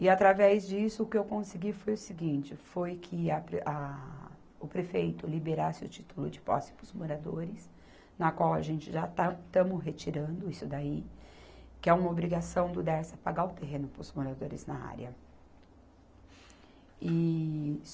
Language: Portuguese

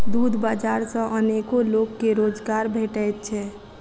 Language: Maithili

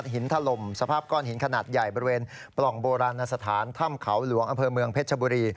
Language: Thai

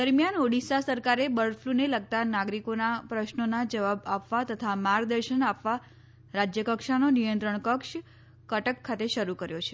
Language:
Gujarati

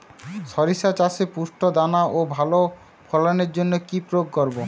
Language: Bangla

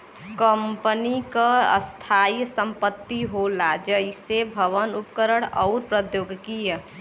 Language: Bhojpuri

